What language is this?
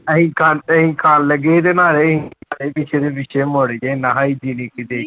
Punjabi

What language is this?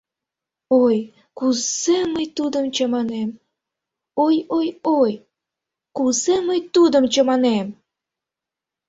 Mari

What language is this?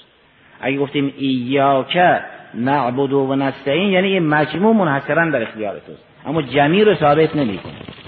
Persian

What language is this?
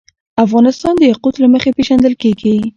Pashto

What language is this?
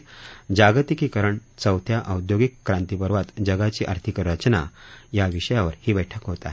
Marathi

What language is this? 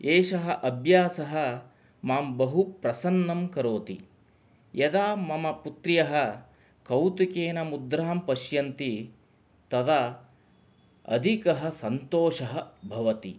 Sanskrit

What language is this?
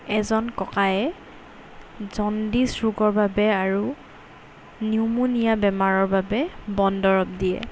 Assamese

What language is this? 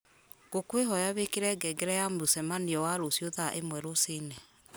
Kikuyu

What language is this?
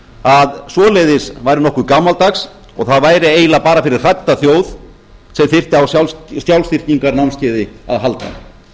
Icelandic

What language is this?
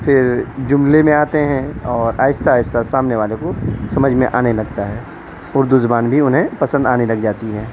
Urdu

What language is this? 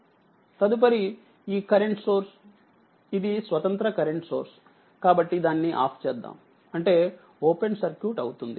Telugu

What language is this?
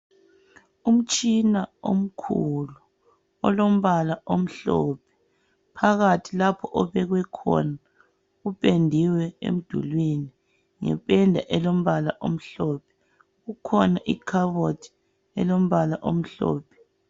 North Ndebele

